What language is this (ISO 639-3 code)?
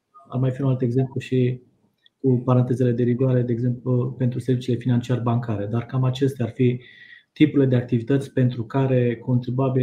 ron